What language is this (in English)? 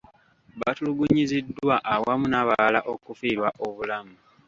Ganda